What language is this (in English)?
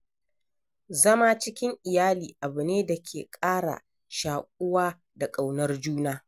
Hausa